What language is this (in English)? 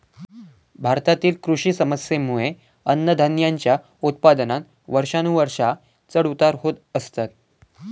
Marathi